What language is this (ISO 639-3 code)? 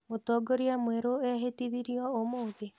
kik